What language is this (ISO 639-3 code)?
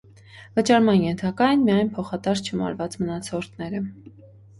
hye